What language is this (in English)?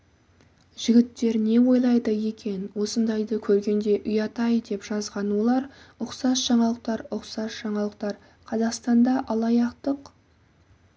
Kazakh